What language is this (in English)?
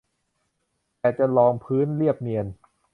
Thai